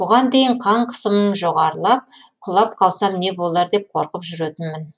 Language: Kazakh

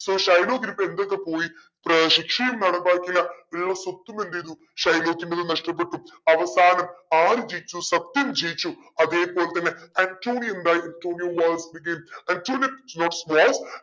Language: Malayalam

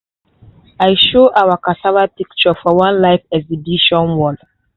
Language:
Nigerian Pidgin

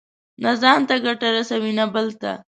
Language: Pashto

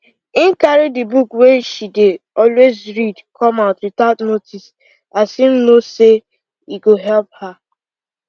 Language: Nigerian Pidgin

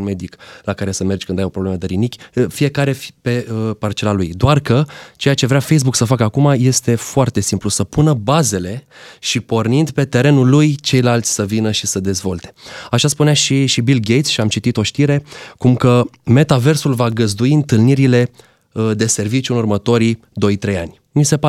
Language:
Romanian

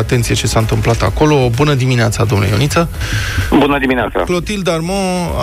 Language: Romanian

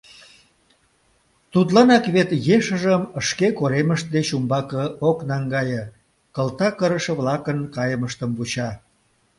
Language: Mari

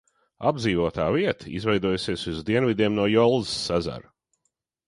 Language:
Latvian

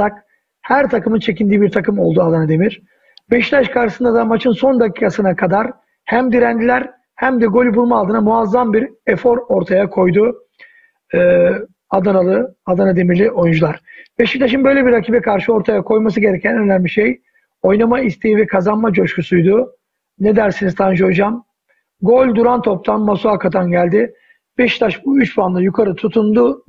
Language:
Turkish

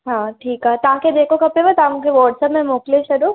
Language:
Sindhi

